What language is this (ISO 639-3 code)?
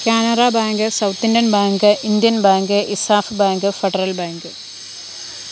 mal